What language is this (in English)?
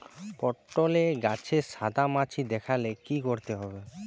Bangla